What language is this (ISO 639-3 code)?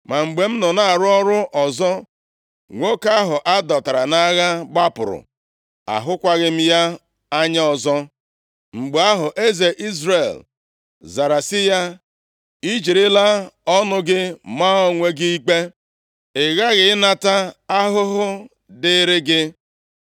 ibo